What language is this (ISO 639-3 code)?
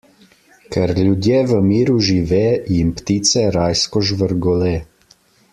slv